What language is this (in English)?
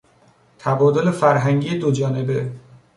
Persian